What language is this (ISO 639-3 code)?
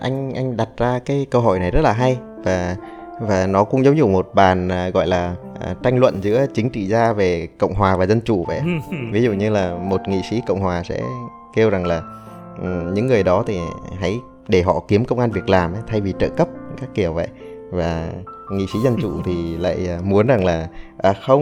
vie